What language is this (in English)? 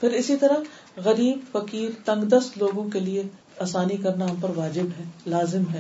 Urdu